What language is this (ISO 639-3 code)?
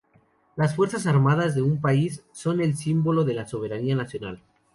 spa